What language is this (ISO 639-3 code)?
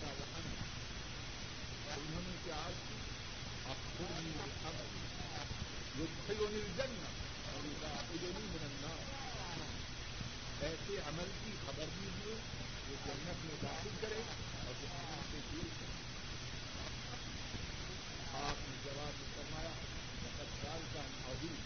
urd